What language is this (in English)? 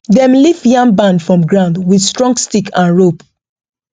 Nigerian Pidgin